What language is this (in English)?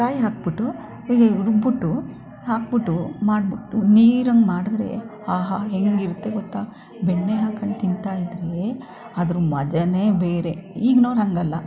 Kannada